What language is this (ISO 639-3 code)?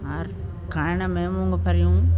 snd